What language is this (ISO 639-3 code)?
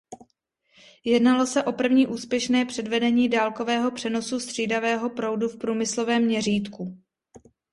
ces